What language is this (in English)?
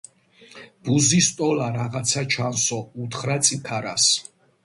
Georgian